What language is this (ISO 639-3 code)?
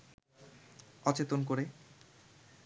ben